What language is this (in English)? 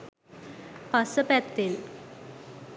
Sinhala